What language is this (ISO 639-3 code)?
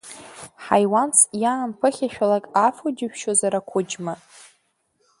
abk